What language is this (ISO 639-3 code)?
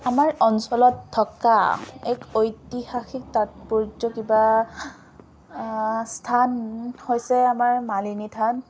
asm